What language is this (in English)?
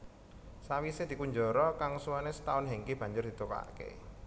Javanese